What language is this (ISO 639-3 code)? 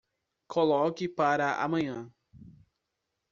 por